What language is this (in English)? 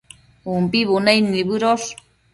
Matsés